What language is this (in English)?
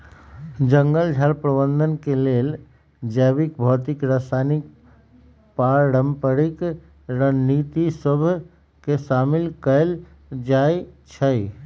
Magahi